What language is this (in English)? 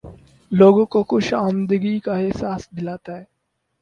Urdu